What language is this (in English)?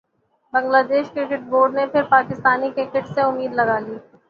Urdu